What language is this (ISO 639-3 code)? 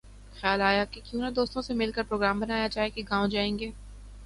urd